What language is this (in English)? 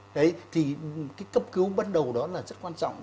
Vietnamese